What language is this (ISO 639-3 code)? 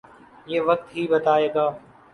urd